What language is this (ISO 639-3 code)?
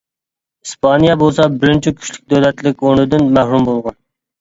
uig